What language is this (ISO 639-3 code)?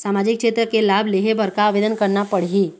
hne